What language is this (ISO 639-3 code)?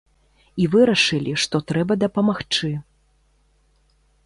bel